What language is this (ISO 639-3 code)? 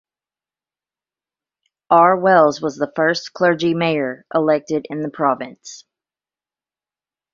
eng